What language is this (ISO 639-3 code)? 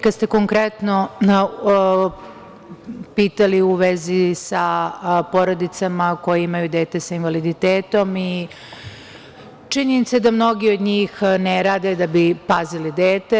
srp